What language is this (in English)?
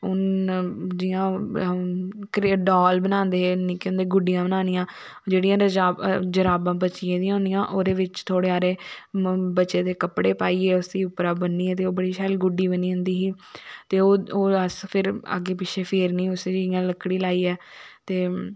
Dogri